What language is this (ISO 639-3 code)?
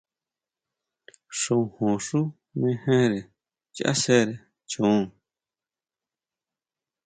mau